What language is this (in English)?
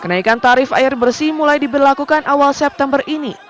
Indonesian